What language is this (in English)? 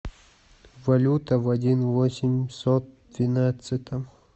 Russian